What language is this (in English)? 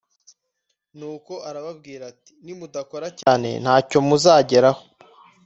Kinyarwanda